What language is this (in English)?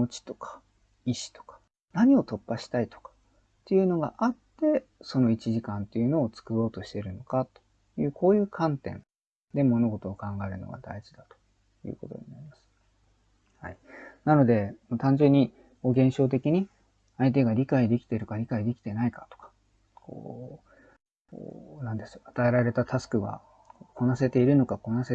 Japanese